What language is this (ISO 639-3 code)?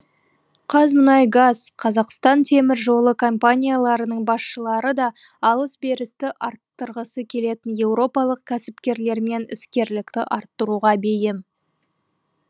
kaz